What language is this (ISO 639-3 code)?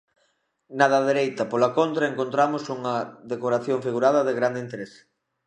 glg